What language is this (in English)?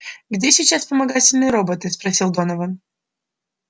Russian